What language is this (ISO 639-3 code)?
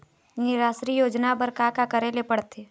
hne